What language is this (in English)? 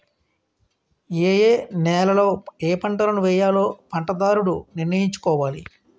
Telugu